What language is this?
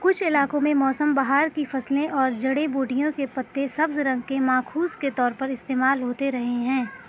Urdu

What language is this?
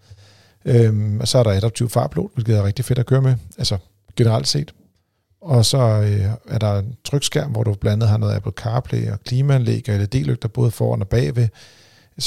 Danish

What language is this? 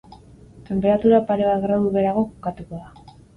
Basque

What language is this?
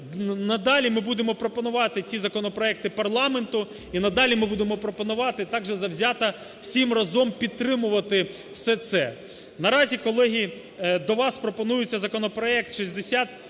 Ukrainian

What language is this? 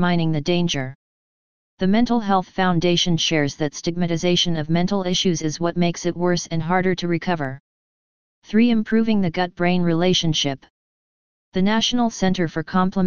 English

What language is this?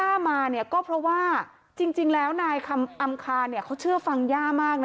Thai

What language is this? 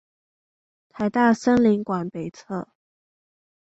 Chinese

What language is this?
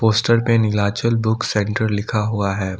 Hindi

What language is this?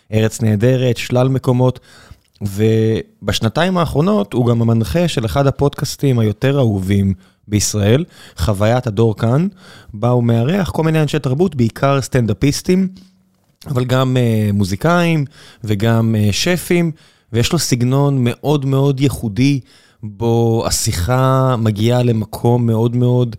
Hebrew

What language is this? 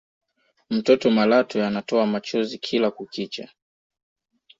Swahili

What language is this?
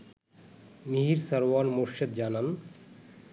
Bangla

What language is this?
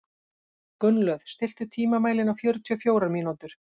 Icelandic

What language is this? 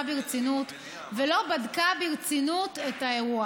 Hebrew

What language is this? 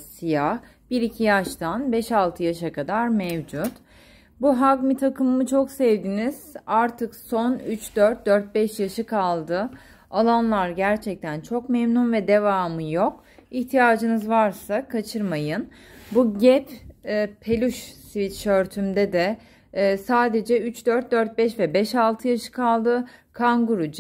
Turkish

